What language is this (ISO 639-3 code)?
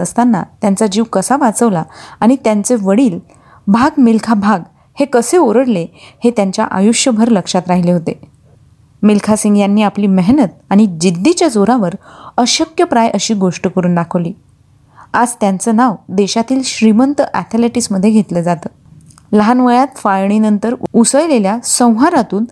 mar